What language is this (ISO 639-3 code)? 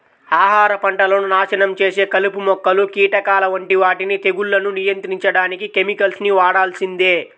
tel